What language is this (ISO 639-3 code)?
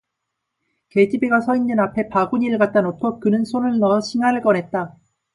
kor